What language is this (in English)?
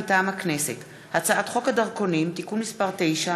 Hebrew